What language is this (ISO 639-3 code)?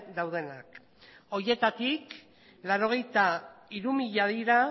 eus